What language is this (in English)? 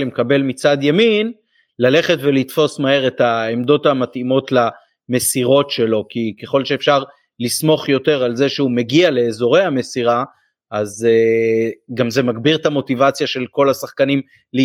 Hebrew